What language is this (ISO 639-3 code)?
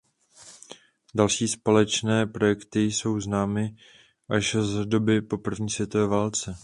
ces